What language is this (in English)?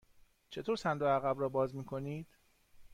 Persian